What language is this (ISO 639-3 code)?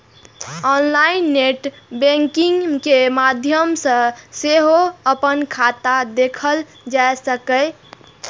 mai